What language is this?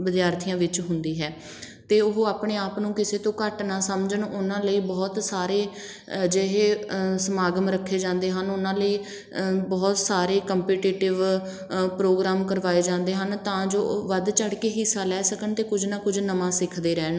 Punjabi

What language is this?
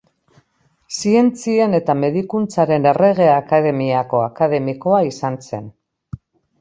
Basque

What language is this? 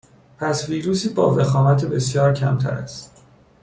Persian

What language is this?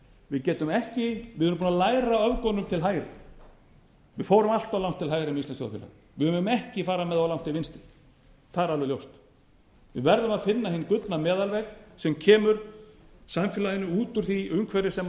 Icelandic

